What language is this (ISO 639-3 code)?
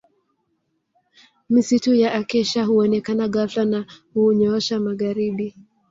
swa